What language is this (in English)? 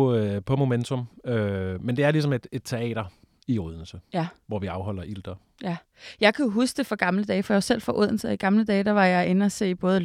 Danish